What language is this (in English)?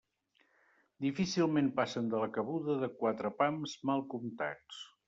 Catalan